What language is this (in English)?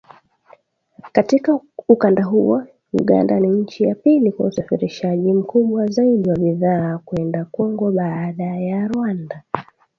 Swahili